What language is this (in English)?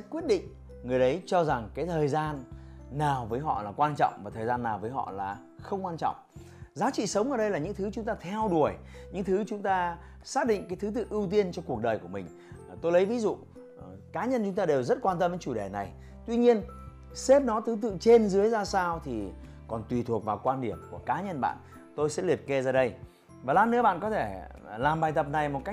Vietnamese